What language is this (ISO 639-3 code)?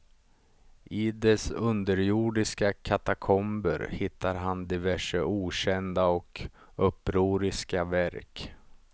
swe